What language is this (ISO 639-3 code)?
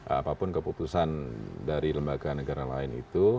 ind